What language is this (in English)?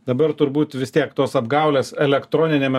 Lithuanian